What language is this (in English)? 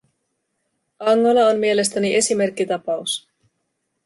Finnish